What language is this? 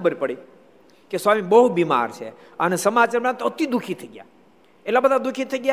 Gujarati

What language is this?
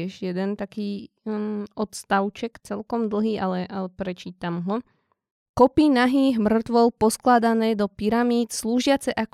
Slovak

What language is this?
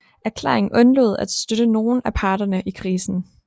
Danish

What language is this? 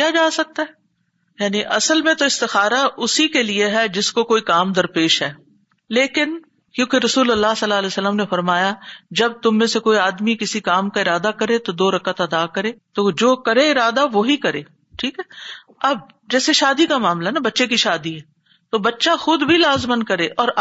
Urdu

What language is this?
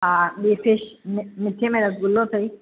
Sindhi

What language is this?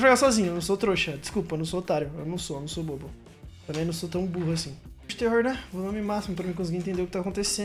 Portuguese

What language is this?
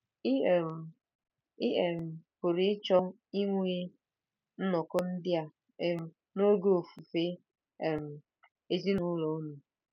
Igbo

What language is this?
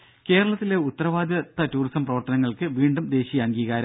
Malayalam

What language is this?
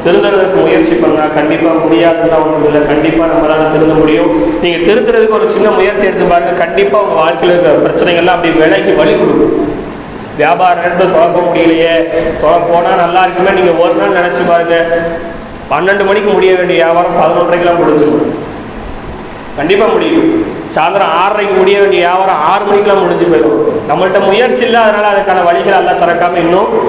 Tamil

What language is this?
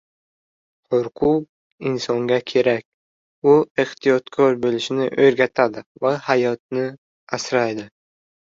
Uzbek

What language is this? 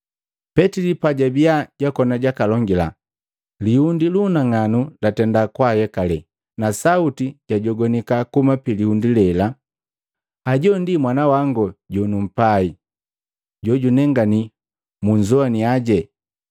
Matengo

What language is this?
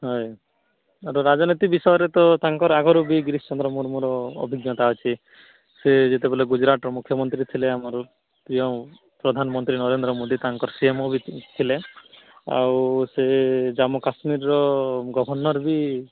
Odia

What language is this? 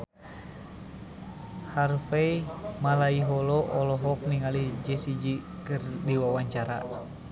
Sundanese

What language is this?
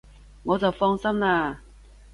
Cantonese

